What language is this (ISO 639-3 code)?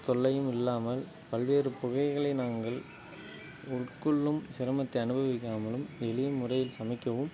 tam